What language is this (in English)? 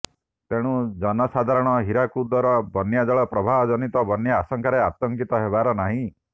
Odia